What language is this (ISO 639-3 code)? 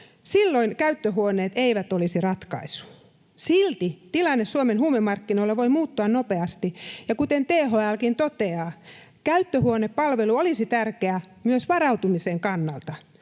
fin